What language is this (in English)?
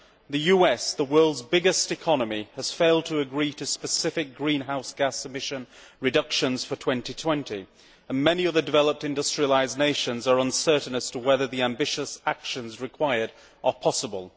English